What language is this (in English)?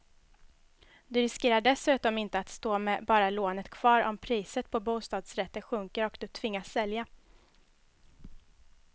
Swedish